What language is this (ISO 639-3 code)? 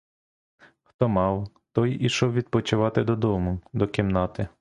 ukr